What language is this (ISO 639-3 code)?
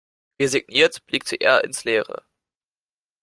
deu